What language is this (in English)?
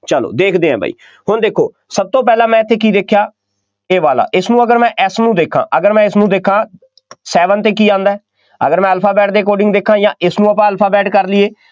Punjabi